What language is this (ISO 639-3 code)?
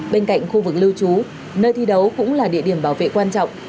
vie